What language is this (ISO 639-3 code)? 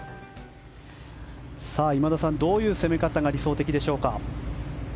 jpn